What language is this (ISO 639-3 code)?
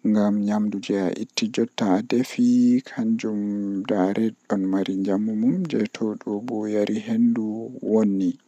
fuh